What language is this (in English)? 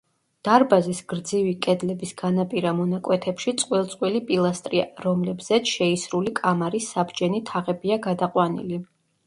Georgian